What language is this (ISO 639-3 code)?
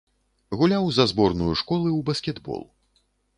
bel